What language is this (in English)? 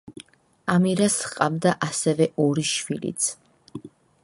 Georgian